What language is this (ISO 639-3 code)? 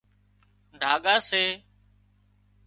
kxp